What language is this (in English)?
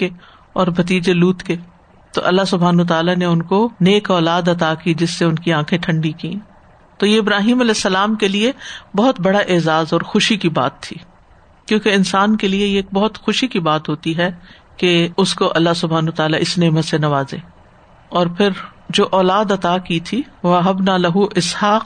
Urdu